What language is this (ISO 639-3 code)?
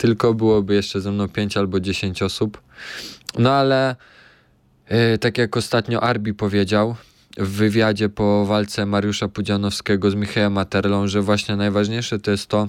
pol